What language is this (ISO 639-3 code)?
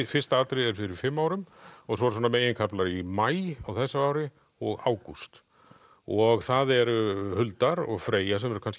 isl